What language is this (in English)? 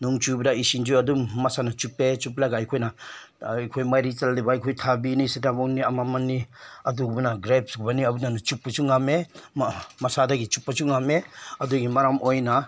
Manipuri